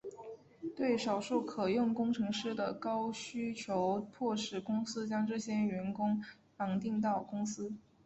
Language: Chinese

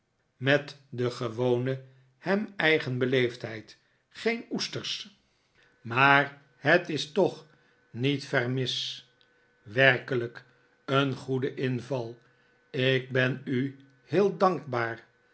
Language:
Dutch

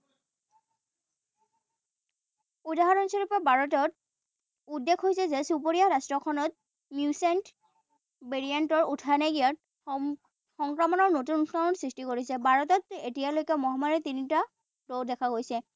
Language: Assamese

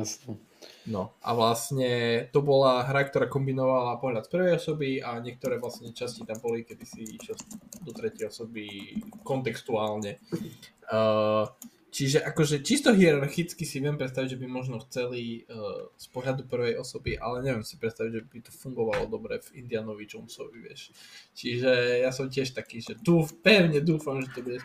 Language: Slovak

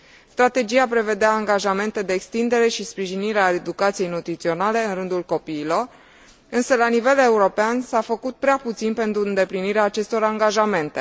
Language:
Romanian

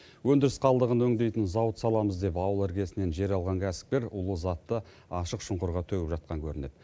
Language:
Kazakh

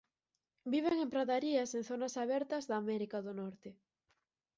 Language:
Galician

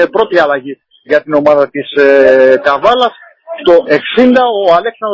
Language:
Greek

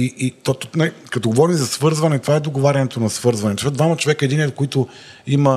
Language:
Bulgarian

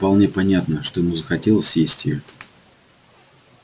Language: Russian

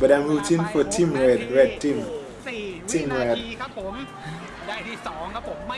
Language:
English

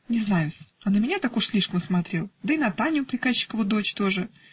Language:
Russian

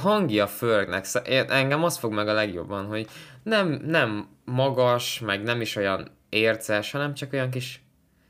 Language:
Hungarian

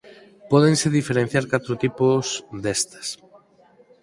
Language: Galician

